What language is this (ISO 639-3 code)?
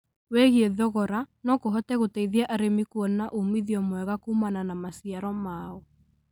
kik